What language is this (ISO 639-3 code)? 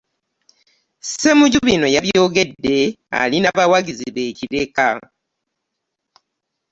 lug